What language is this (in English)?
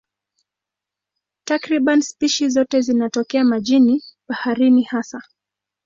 Swahili